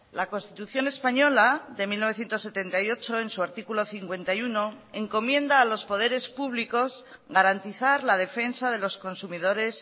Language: Spanish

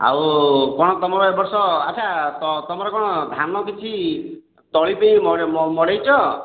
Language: Odia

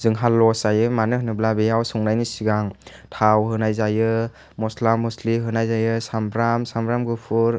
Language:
Bodo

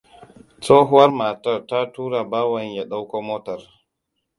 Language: Hausa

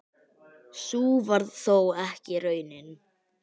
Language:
Icelandic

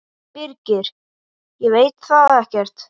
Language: Icelandic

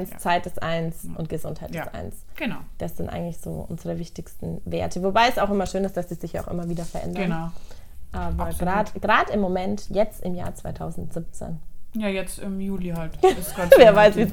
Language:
German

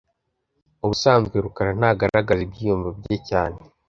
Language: Kinyarwanda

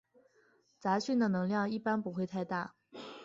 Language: Chinese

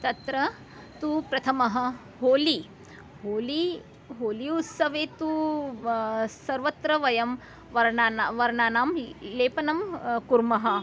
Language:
Sanskrit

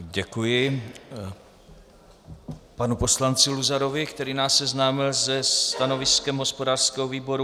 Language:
Czech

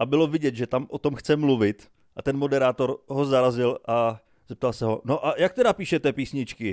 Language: Czech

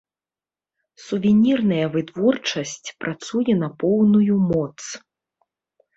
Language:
Belarusian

